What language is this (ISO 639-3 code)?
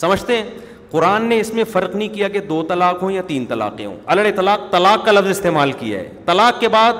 urd